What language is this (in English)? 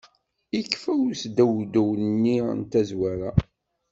Kabyle